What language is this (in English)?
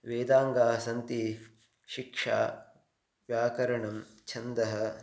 Sanskrit